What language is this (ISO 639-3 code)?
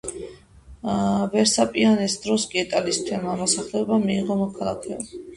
kat